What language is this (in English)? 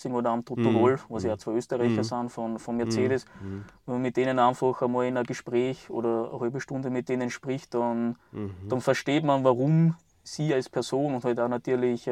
German